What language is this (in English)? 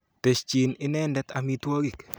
Kalenjin